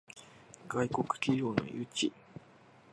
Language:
Japanese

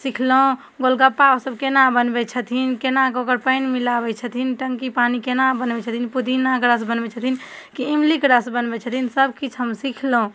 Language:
Maithili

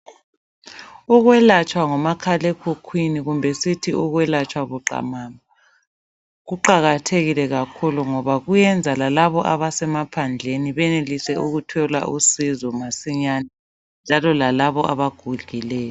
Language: North Ndebele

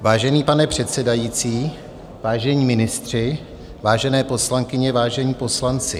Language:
Czech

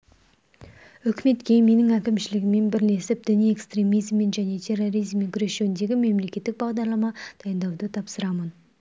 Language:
Kazakh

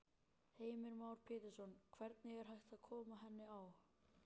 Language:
Icelandic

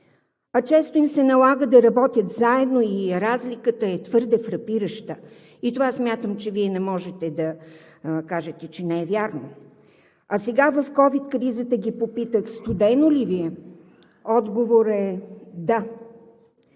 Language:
Bulgarian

